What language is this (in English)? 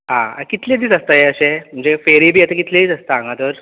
Konkani